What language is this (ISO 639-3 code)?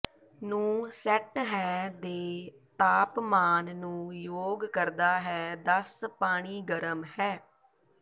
pan